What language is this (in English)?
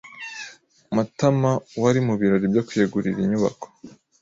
Kinyarwanda